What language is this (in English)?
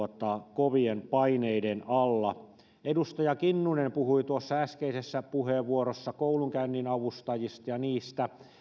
Finnish